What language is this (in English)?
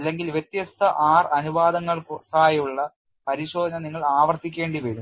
Malayalam